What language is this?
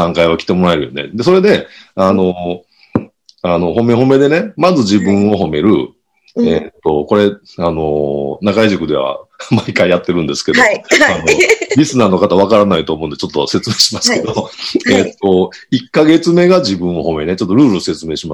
Japanese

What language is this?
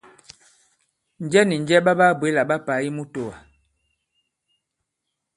Bankon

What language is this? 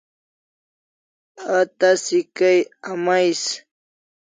Kalasha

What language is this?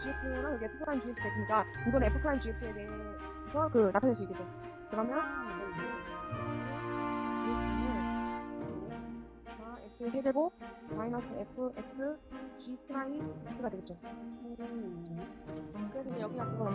Korean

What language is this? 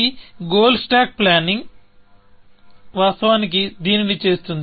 Telugu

